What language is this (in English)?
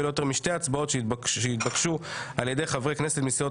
Hebrew